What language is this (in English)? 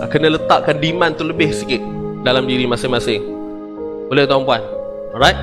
Malay